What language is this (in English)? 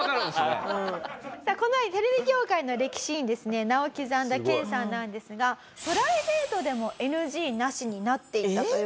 Japanese